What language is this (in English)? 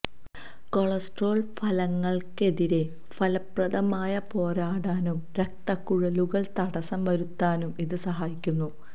Malayalam